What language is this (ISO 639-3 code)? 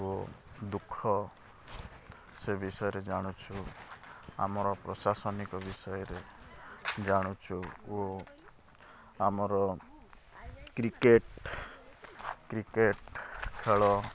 ori